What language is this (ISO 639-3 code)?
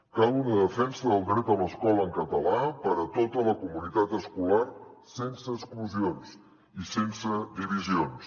cat